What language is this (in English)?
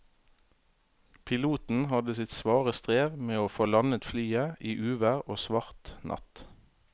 Norwegian